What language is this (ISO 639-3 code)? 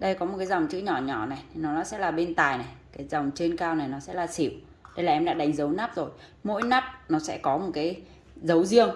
vie